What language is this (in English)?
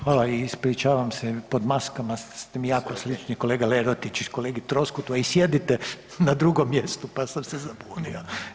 Croatian